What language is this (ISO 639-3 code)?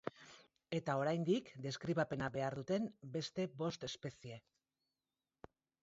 eus